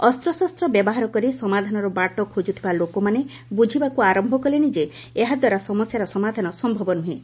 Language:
Odia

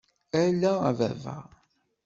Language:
Kabyle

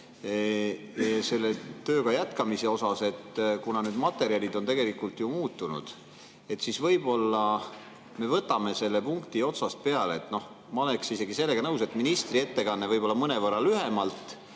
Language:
Estonian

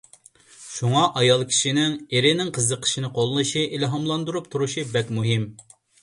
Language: Uyghur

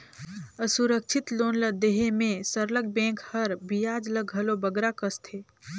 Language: Chhattisgarhi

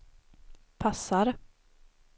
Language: Swedish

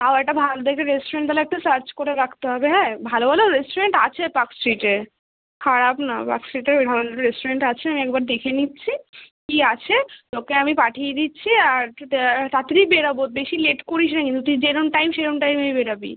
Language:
Bangla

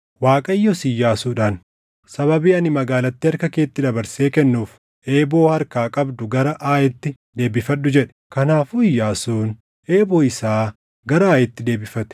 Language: Oromo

